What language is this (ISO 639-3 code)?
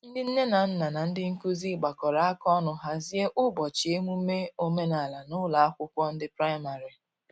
ibo